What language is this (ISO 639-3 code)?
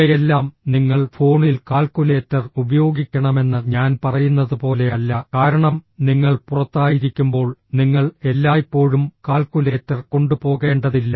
mal